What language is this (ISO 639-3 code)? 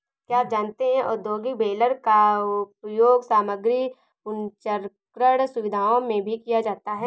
hin